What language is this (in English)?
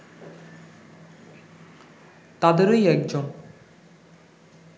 Bangla